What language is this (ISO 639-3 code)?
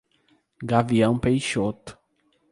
por